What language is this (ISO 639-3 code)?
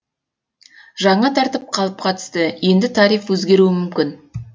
kaz